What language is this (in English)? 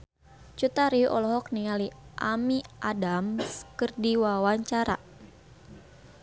Sundanese